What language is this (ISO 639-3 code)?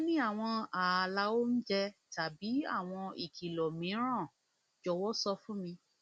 yor